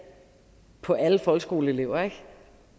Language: Danish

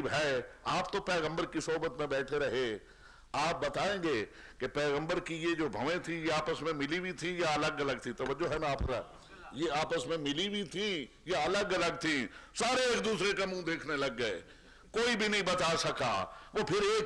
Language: Arabic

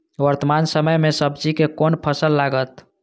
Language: Maithili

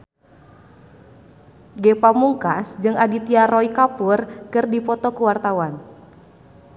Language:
Sundanese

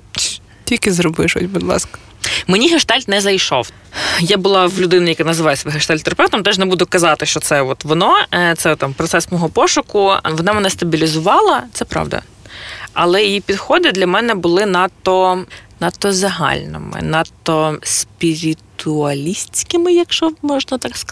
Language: Ukrainian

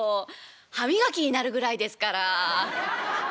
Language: Japanese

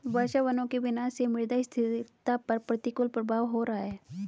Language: Hindi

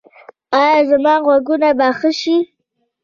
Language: Pashto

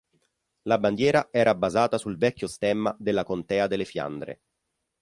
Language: Italian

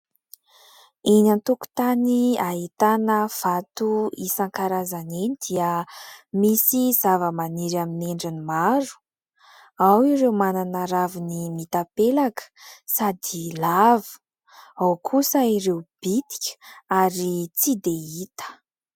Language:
Malagasy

